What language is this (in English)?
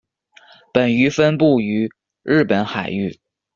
Chinese